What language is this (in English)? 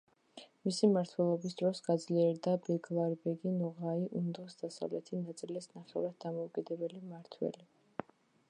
Georgian